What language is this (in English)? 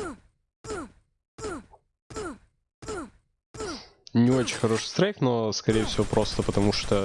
Russian